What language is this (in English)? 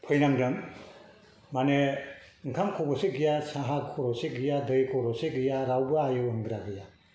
Bodo